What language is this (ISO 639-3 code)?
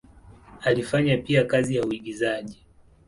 swa